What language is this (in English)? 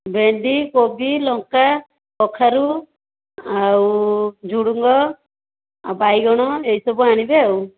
Odia